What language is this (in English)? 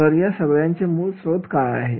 Marathi